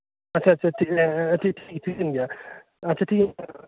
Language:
Santali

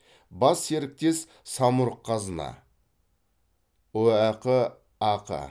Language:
Kazakh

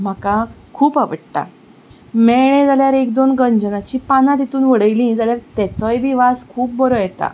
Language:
Konkani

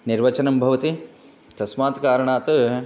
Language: Sanskrit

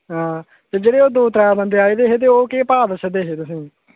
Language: Dogri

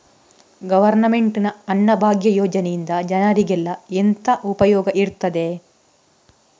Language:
Kannada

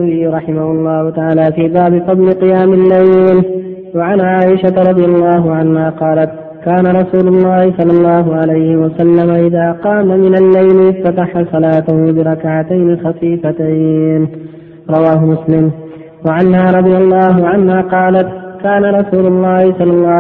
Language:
Arabic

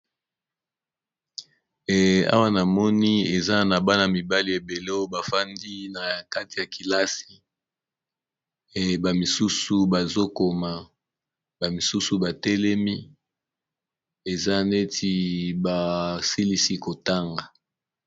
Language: Lingala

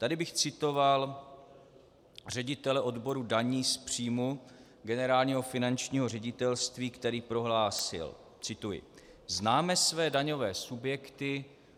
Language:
Czech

